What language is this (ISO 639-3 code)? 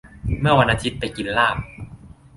tha